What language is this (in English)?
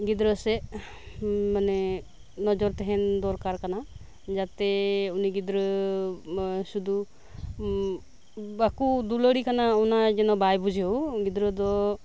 Santali